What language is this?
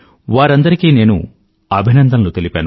Telugu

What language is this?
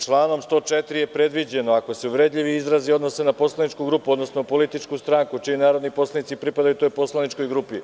Serbian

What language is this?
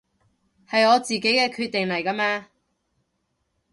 Cantonese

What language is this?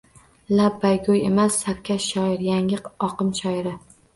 Uzbek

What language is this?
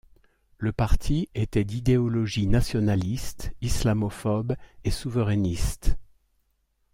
French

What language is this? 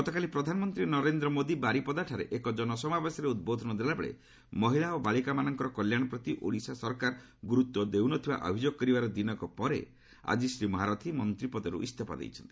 Odia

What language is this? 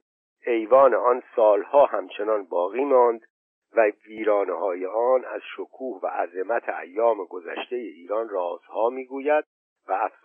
Persian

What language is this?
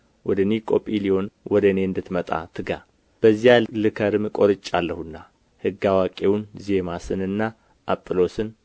Amharic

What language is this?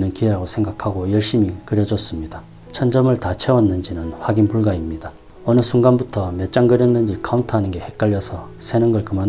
Korean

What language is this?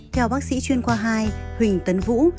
Vietnamese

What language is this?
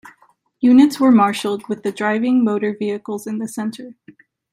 English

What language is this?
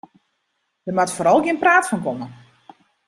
Western Frisian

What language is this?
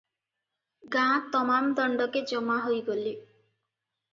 Odia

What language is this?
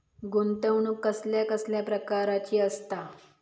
Marathi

